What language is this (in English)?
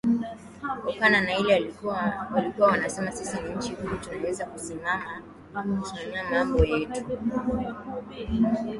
Swahili